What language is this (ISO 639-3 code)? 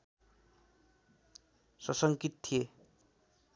nep